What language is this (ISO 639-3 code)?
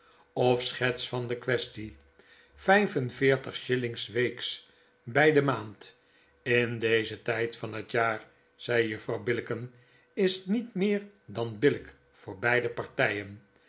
nld